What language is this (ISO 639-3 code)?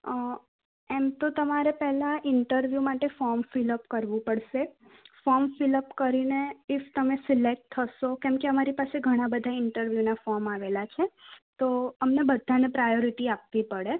guj